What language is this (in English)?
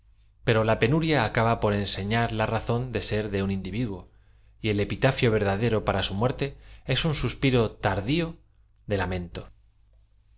Spanish